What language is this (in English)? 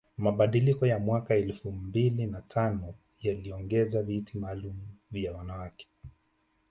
Swahili